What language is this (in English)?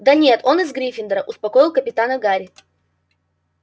Russian